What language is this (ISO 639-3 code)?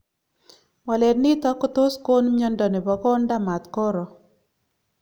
kln